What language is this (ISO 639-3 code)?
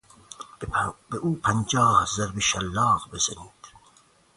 fas